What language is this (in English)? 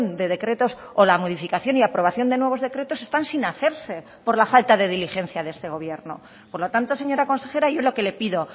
Spanish